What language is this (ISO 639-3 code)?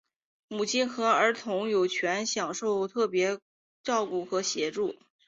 zho